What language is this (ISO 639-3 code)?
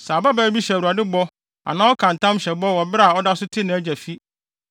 aka